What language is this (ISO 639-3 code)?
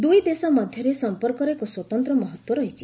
ori